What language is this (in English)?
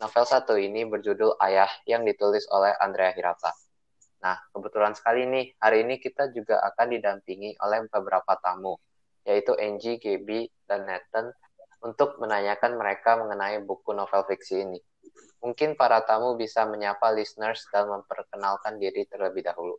Indonesian